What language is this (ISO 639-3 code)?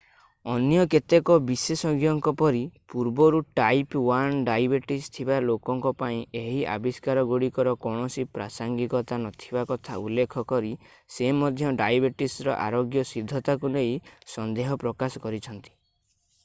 ori